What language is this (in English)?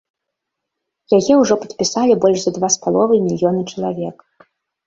Belarusian